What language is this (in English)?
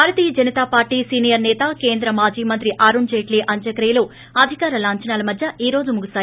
Telugu